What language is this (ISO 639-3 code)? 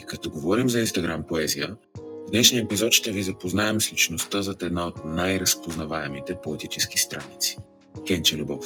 bul